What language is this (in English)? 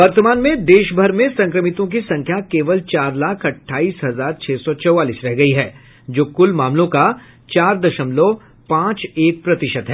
Hindi